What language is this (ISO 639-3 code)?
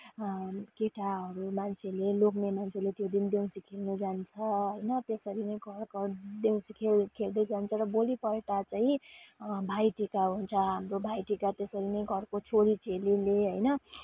nep